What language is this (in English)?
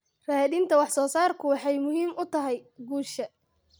Somali